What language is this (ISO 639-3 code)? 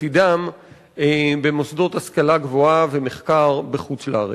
heb